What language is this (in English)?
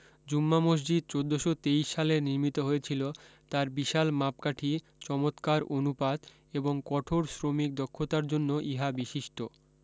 Bangla